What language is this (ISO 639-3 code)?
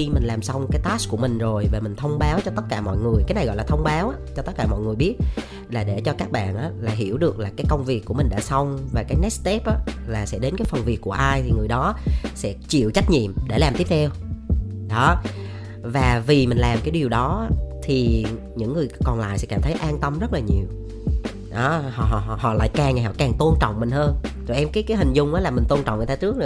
vie